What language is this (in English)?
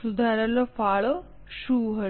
Gujarati